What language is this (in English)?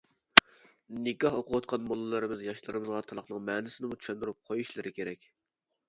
Uyghur